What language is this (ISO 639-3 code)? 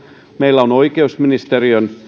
fin